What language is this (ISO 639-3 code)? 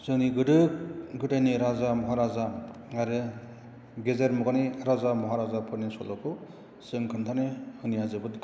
brx